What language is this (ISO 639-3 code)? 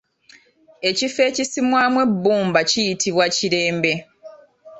lug